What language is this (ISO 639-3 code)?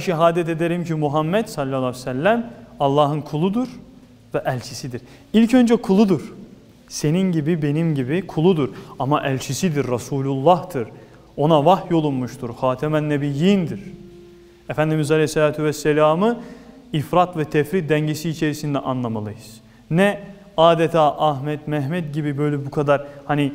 tur